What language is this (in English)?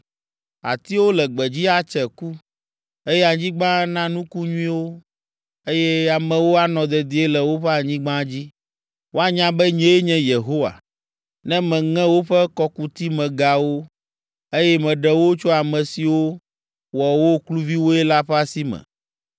Ewe